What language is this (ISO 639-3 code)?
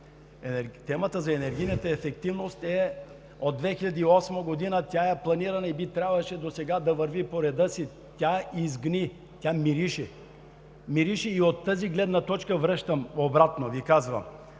bul